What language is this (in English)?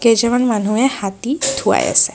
Assamese